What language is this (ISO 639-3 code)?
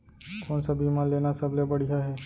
hne